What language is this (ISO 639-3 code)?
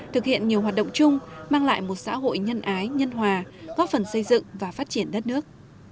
vie